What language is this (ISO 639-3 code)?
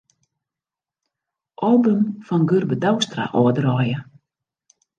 fry